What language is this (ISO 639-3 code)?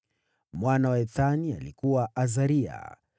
swa